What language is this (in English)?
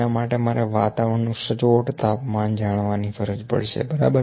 Gujarati